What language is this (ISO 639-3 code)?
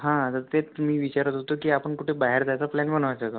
mar